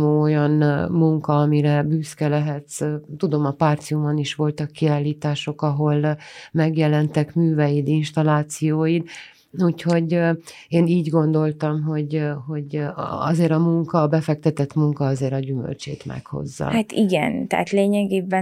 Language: Hungarian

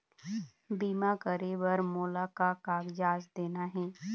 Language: Chhattisgarhi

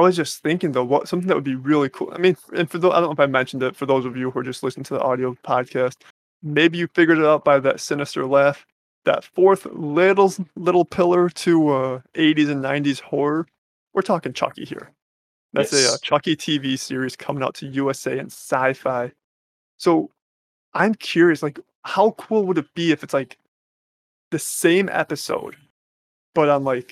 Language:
English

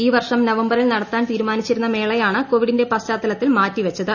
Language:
Malayalam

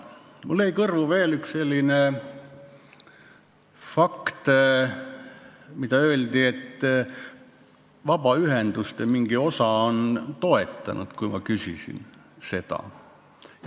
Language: Estonian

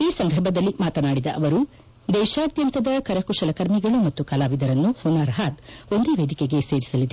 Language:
Kannada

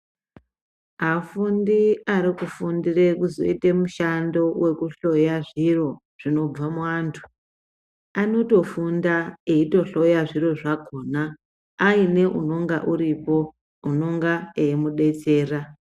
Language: Ndau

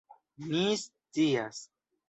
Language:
Esperanto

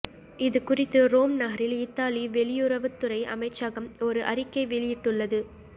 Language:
Tamil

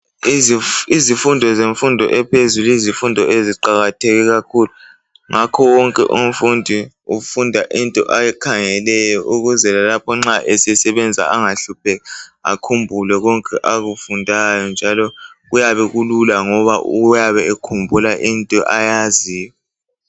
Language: North Ndebele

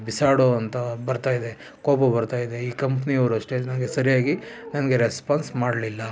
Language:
Kannada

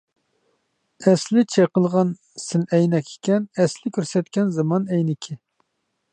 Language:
Uyghur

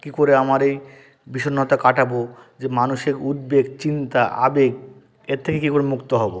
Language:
Bangla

